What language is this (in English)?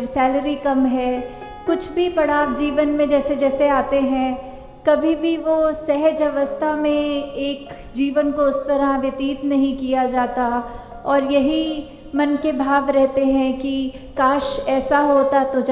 Hindi